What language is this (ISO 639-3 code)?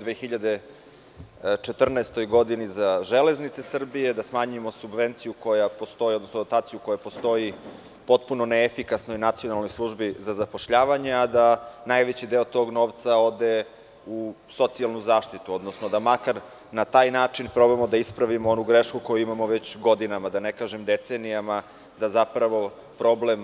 srp